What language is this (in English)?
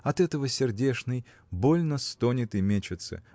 Russian